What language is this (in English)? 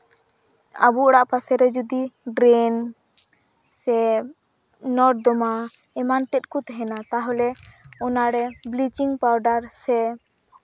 Santali